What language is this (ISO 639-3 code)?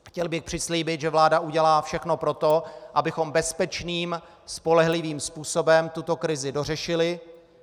ces